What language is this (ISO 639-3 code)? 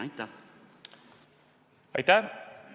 est